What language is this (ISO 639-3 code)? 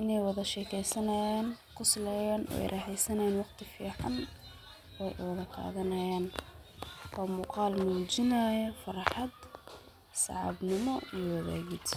som